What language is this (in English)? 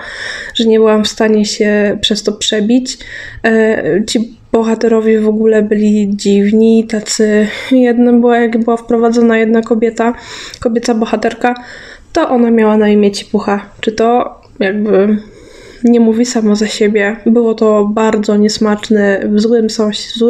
Polish